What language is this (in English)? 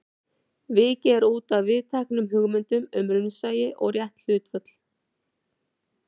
Icelandic